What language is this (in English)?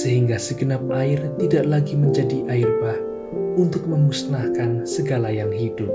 Indonesian